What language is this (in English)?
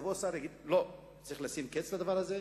Hebrew